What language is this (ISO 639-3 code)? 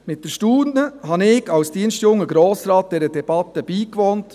gsw